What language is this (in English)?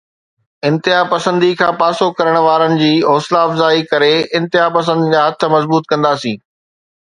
Sindhi